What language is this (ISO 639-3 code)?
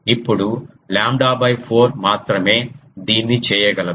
tel